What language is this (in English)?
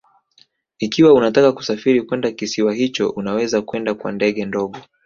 Swahili